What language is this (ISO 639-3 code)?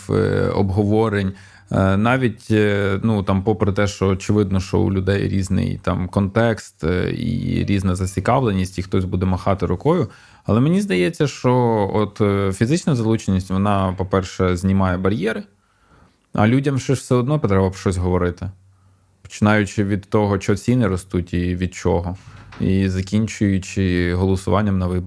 ukr